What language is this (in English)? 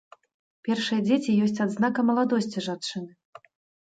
Belarusian